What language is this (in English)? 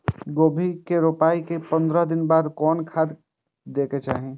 Maithili